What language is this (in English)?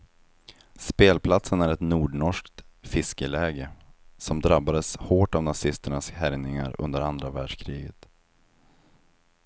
Swedish